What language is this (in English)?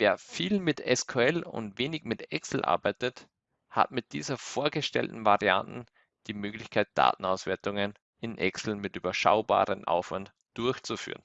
German